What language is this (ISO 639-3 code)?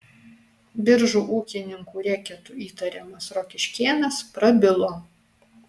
lit